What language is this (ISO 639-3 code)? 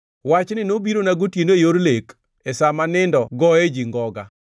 luo